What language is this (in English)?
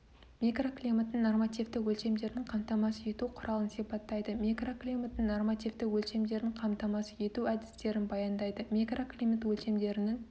Kazakh